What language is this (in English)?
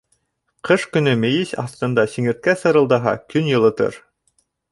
Bashkir